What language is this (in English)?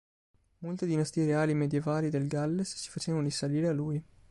Italian